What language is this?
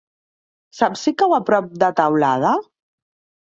Catalan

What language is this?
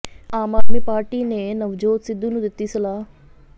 Punjabi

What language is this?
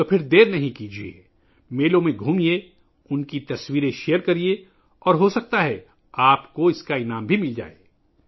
Urdu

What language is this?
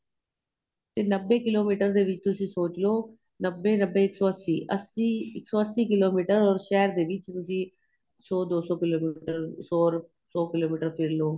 Punjabi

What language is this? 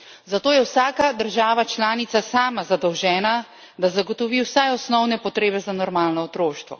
Slovenian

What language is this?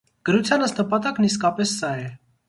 Armenian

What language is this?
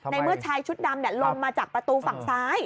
Thai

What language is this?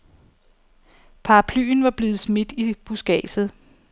Danish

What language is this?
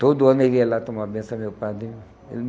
Portuguese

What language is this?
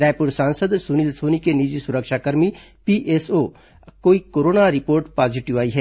Hindi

